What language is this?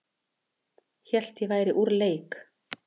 Icelandic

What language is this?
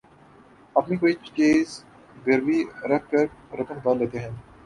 Urdu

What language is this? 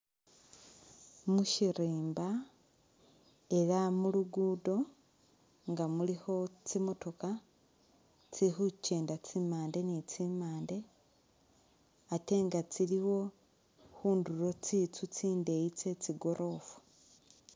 Masaaba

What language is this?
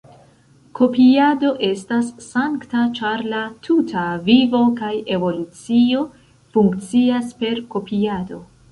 Esperanto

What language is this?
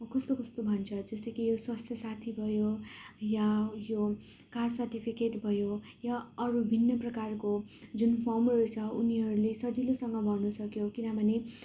Nepali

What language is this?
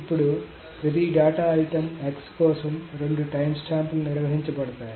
Telugu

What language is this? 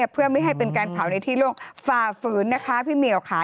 Thai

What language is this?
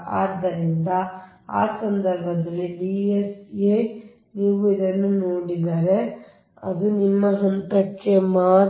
Kannada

